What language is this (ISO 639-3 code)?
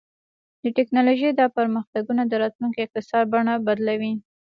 pus